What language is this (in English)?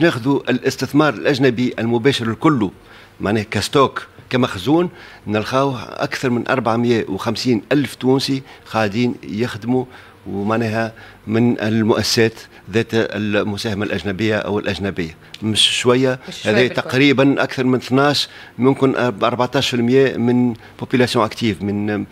Arabic